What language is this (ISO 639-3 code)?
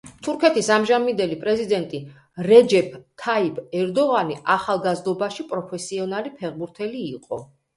kat